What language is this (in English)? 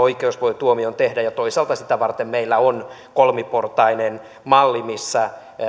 Finnish